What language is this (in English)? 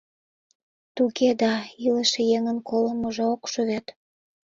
Mari